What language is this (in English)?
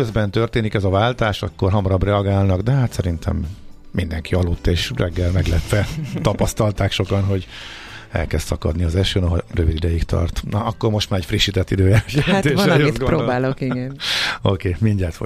Hungarian